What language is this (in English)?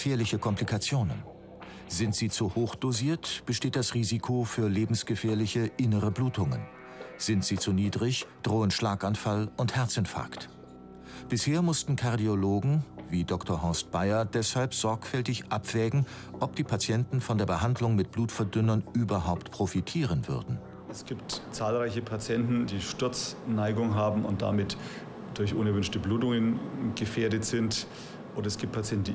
German